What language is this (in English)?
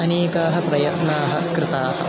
Sanskrit